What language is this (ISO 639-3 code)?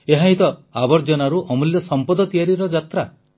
ori